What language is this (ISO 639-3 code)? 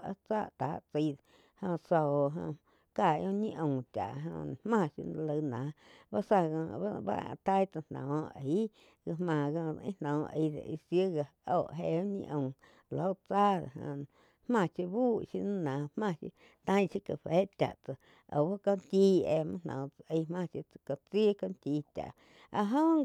chq